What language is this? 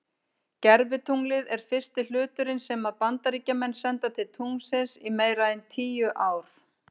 Icelandic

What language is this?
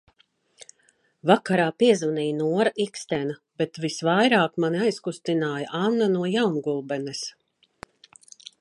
Latvian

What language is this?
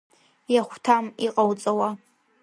Abkhazian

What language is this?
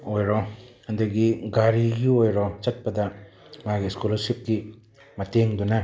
Manipuri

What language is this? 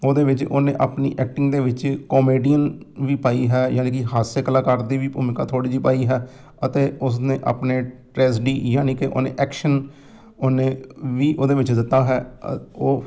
Punjabi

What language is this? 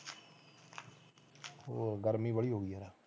Punjabi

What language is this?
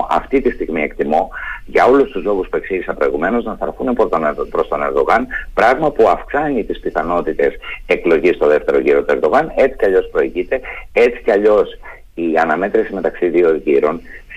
Greek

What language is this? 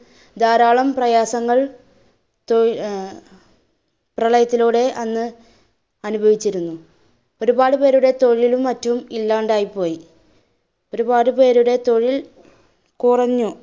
Malayalam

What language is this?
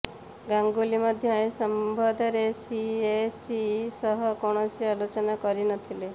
Odia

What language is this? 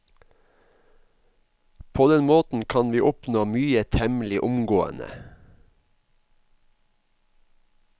Norwegian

